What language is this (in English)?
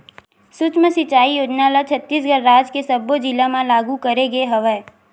Chhattisgarhi